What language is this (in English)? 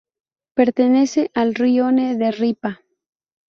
Spanish